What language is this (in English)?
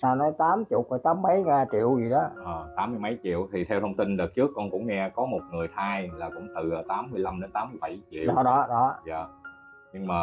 Vietnamese